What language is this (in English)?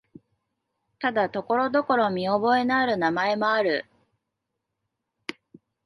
Japanese